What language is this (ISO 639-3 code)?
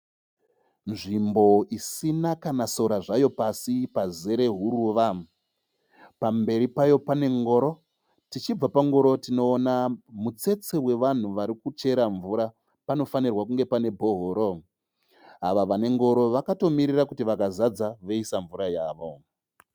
sna